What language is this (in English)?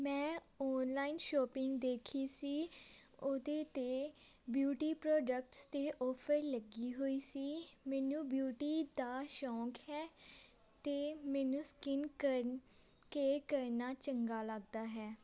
Punjabi